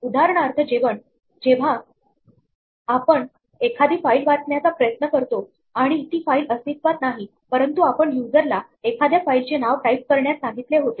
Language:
Marathi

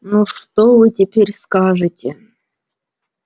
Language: Russian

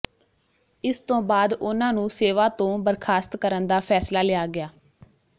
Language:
Punjabi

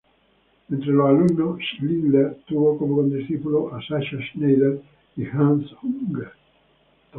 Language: Spanish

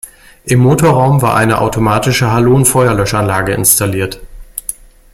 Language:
German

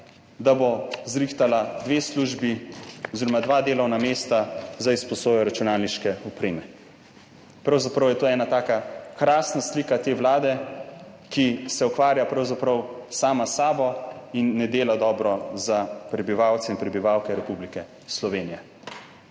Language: Slovenian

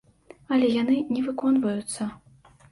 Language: Belarusian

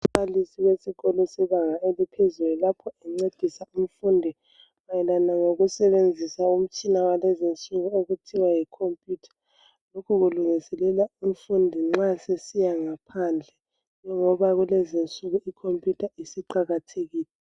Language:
North Ndebele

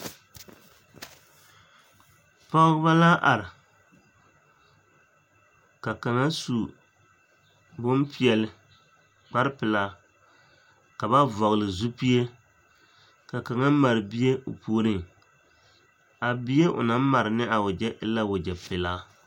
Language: Southern Dagaare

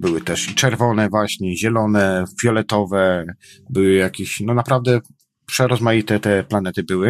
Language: Polish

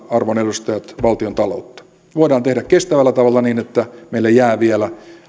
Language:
Finnish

